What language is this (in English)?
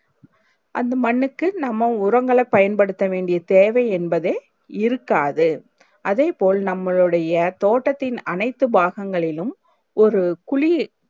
Tamil